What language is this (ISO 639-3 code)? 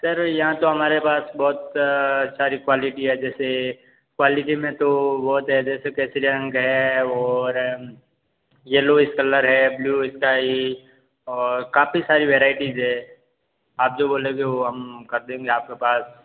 hin